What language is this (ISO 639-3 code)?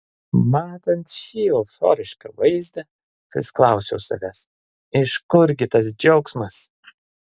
lit